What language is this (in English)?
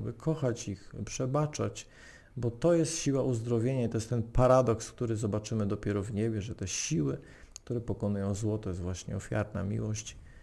Polish